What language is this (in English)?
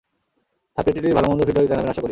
Bangla